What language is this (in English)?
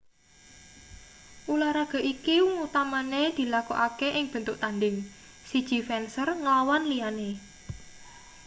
Javanese